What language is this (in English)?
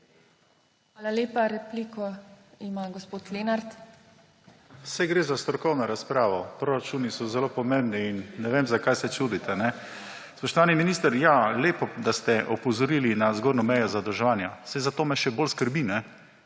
Slovenian